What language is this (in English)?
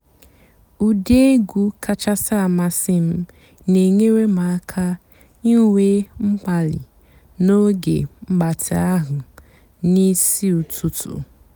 Igbo